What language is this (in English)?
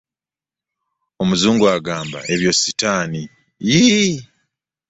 Ganda